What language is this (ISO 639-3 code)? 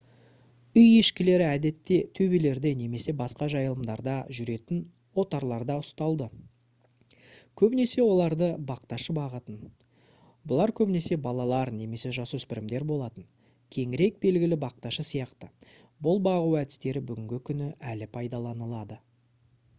kaz